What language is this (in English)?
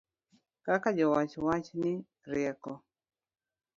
Luo (Kenya and Tanzania)